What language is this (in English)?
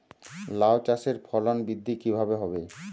Bangla